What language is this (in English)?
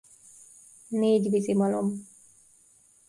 Hungarian